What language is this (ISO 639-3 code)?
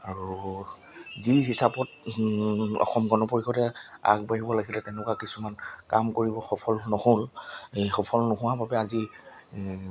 asm